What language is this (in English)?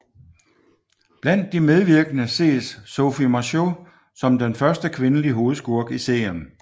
Danish